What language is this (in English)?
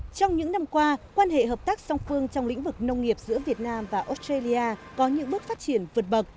Vietnamese